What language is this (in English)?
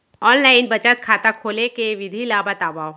Chhattisgarhi